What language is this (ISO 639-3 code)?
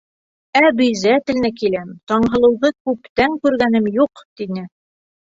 bak